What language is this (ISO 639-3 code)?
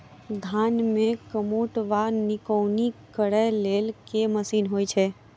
mai